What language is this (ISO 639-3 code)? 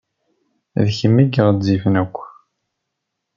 kab